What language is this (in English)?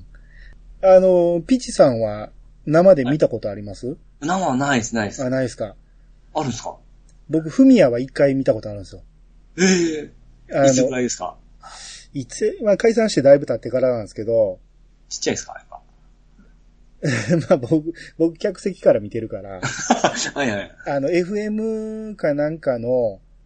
Japanese